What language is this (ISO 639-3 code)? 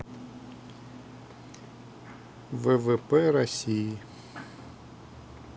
rus